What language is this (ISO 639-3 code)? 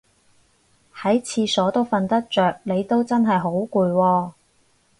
yue